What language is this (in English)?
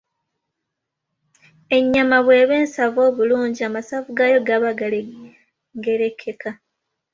Ganda